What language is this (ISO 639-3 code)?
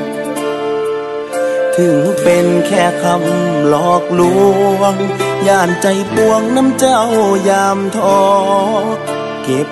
tha